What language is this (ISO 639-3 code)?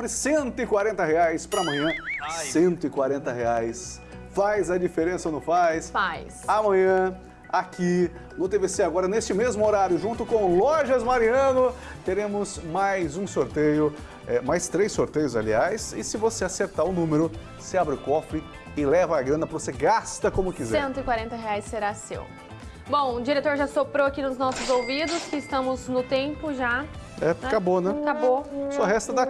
por